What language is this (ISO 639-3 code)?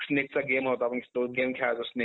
mar